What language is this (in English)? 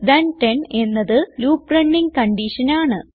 Malayalam